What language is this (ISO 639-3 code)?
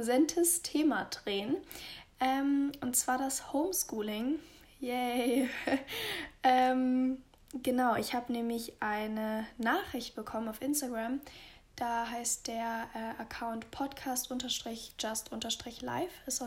deu